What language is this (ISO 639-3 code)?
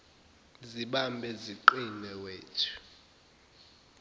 zul